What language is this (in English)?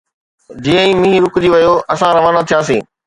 Sindhi